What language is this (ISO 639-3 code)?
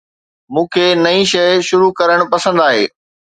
snd